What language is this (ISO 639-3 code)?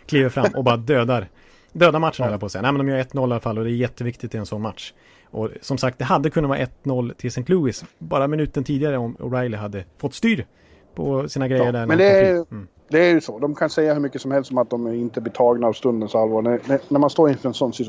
swe